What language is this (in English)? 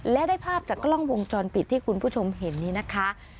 Thai